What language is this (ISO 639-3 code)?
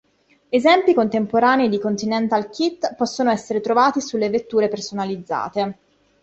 ita